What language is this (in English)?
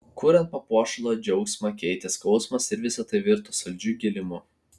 Lithuanian